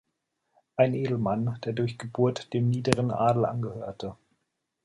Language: German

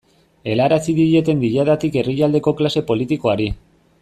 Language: Basque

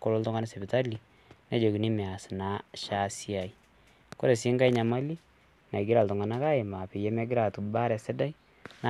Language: Masai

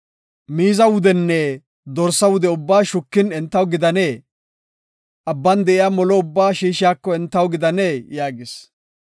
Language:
Gofa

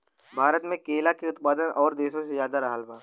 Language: Bhojpuri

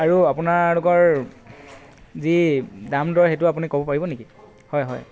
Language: Assamese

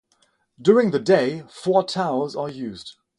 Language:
English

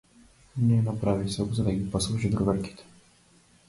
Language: Macedonian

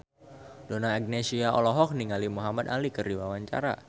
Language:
Sundanese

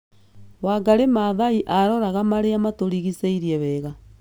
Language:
Kikuyu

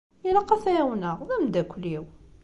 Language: Kabyle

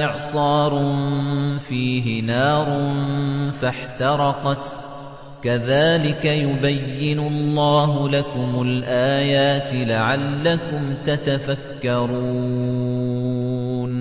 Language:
Arabic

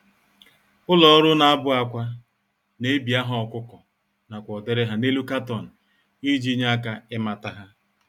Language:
Igbo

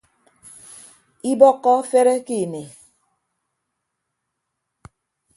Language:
Ibibio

